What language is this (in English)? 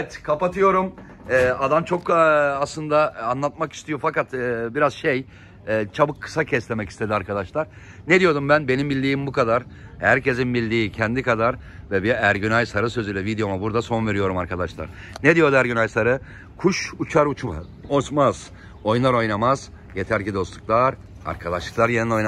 Turkish